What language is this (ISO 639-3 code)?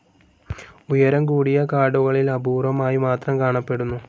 mal